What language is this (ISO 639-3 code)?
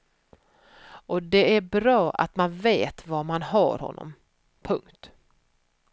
swe